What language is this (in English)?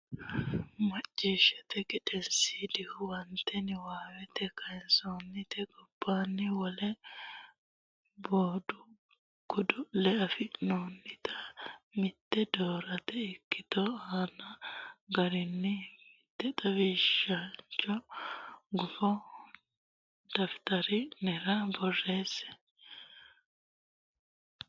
Sidamo